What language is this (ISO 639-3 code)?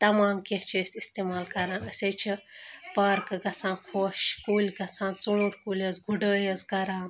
kas